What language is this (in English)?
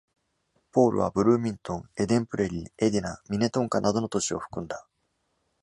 Japanese